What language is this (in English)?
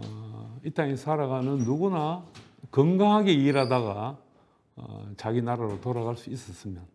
Korean